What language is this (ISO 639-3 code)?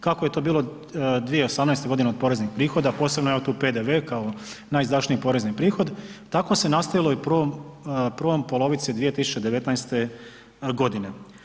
hrv